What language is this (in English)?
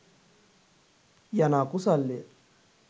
Sinhala